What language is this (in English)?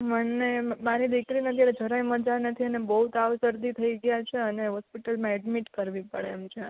Gujarati